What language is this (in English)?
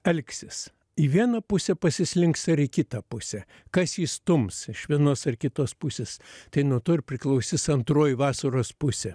Lithuanian